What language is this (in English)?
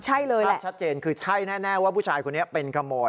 Thai